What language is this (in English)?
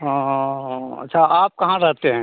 Hindi